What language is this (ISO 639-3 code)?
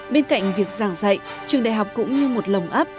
vie